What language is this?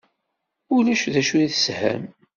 Kabyle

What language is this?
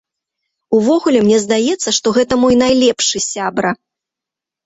Belarusian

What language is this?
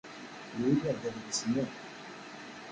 Kabyle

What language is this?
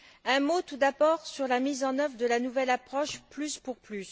French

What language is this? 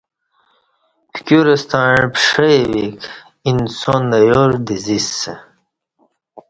Kati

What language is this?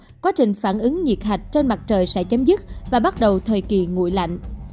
Vietnamese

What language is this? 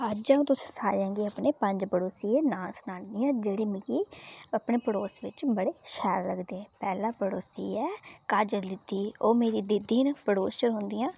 Dogri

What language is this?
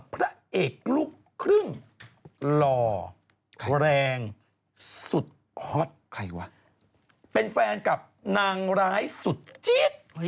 Thai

